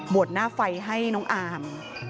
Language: Thai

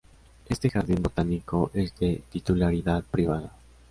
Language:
Spanish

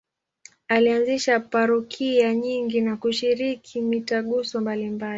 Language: Swahili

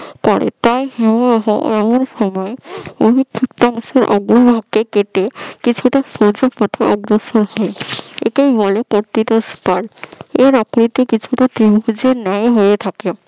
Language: Bangla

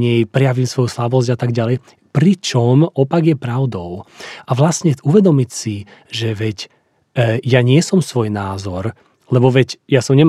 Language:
Slovak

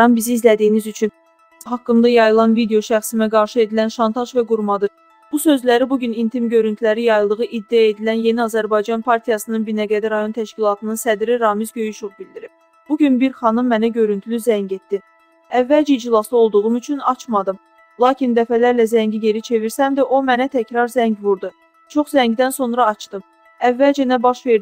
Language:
Turkish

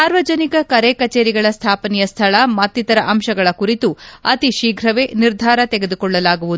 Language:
Kannada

